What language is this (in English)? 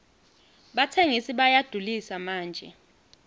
Swati